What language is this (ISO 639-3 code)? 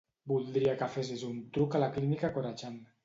cat